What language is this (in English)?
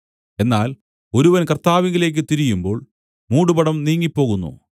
Malayalam